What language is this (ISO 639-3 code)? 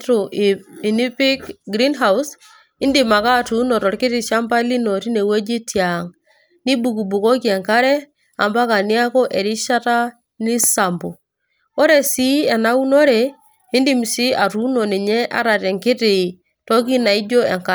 mas